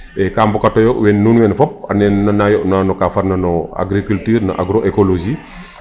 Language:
Serer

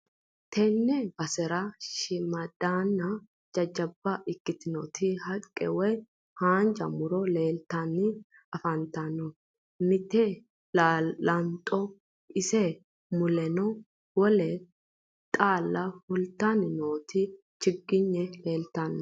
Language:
Sidamo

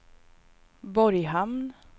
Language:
Swedish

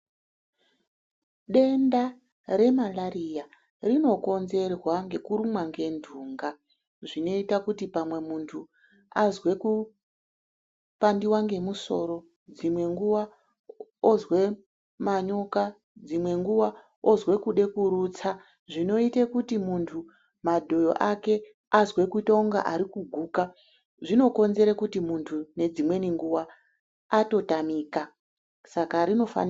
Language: Ndau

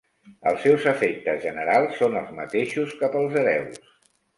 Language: Catalan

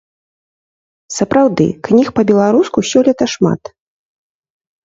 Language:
Belarusian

